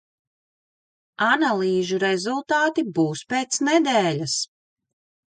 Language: Latvian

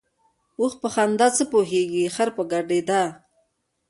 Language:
Pashto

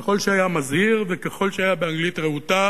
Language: Hebrew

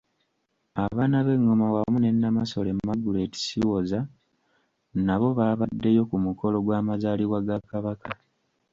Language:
Ganda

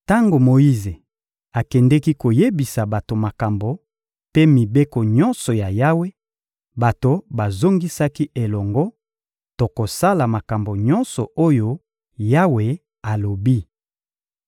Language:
Lingala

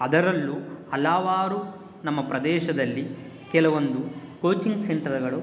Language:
Kannada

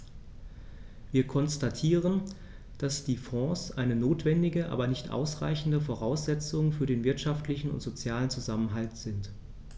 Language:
German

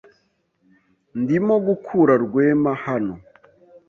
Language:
Kinyarwanda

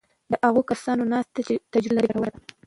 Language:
Pashto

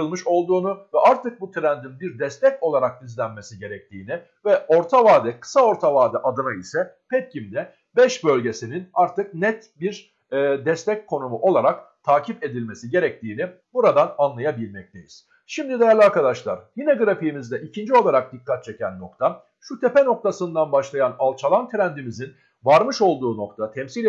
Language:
Turkish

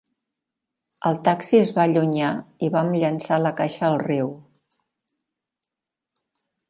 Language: Catalan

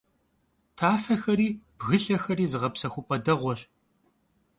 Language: Kabardian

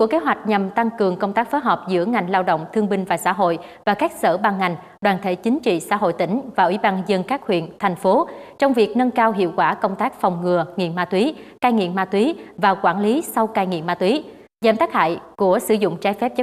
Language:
Vietnamese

